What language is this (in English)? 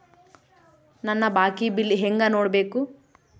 Kannada